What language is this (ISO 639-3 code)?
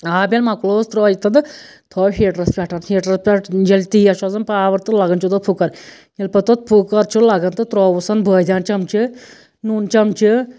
kas